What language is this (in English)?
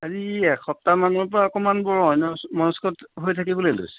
Assamese